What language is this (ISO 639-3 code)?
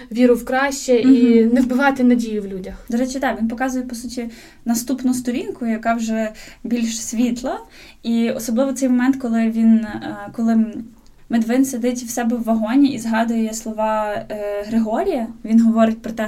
ukr